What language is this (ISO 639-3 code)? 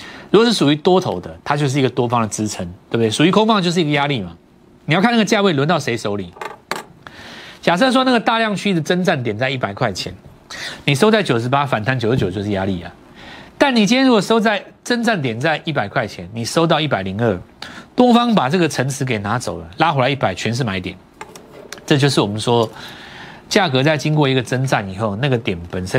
zho